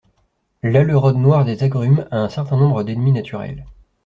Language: French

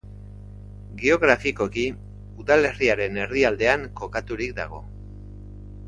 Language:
Basque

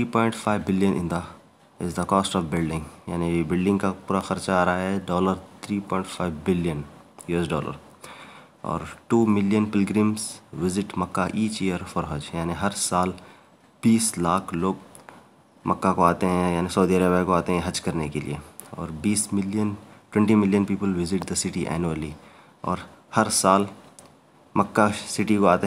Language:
Hindi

